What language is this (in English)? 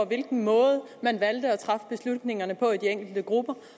Danish